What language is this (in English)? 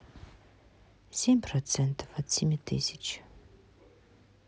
Russian